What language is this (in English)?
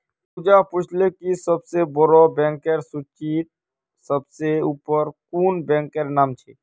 Magahi